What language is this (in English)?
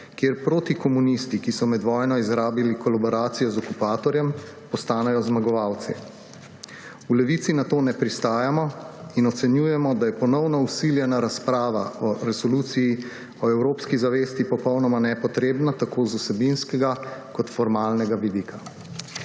Slovenian